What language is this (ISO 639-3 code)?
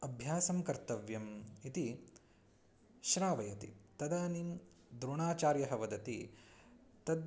san